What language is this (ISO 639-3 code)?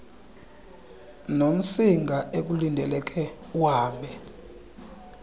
xho